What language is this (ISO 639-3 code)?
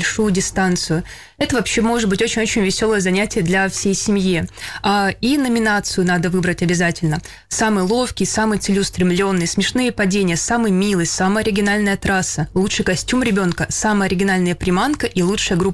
rus